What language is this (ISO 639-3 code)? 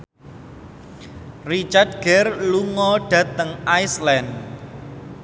jav